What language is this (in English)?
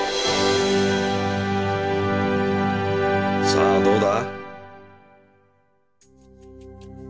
Japanese